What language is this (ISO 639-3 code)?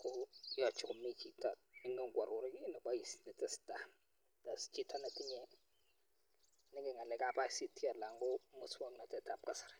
kln